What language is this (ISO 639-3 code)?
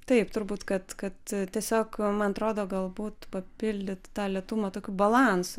lit